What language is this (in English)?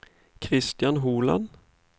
Norwegian